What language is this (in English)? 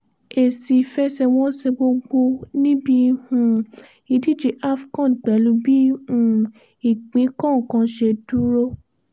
Yoruba